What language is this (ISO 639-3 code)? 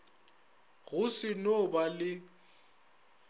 nso